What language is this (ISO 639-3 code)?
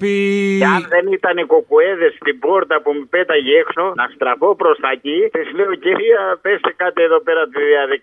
ell